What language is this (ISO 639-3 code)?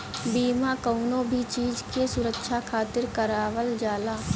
bho